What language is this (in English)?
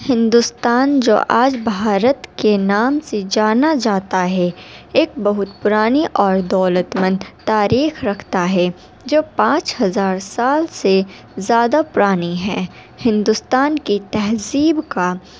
Urdu